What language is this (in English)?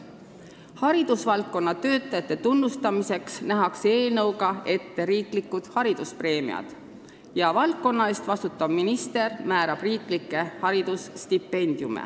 Estonian